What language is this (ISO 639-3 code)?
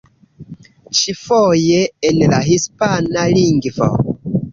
epo